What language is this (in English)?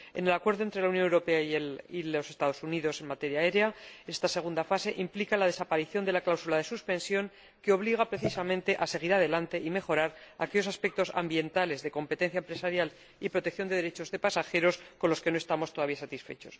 Spanish